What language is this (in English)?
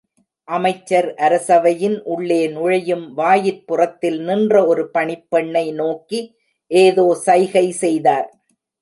Tamil